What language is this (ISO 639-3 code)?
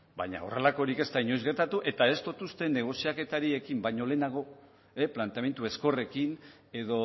eus